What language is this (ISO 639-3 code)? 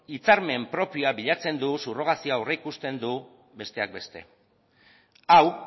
eus